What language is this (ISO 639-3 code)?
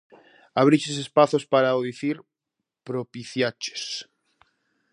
glg